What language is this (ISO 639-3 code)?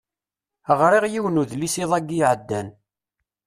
kab